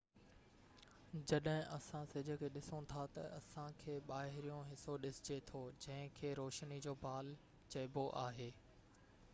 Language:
Sindhi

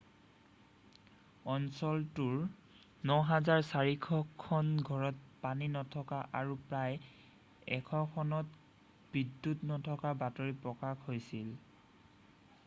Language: Assamese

